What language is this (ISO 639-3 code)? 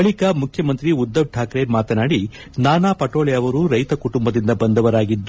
kan